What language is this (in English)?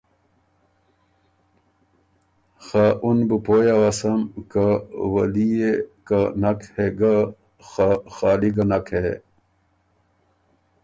Ormuri